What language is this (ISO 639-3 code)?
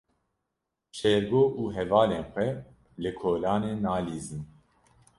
kur